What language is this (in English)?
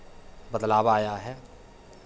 Hindi